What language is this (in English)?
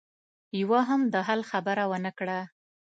Pashto